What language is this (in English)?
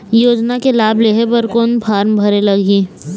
Chhattisgarhi